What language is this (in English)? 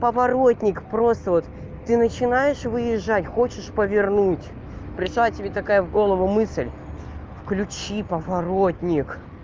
Russian